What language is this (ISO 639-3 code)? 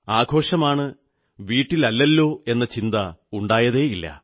mal